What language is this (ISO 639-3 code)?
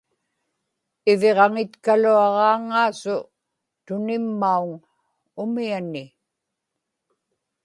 ipk